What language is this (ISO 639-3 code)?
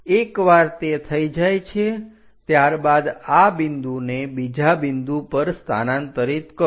guj